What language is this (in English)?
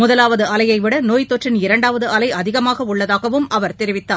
Tamil